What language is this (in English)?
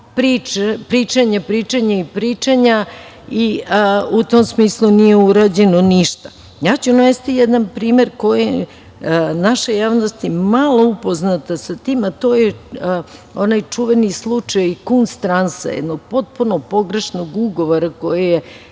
Serbian